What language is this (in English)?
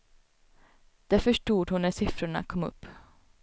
Swedish